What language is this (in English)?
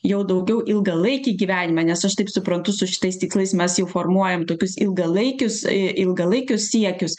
Lithuanian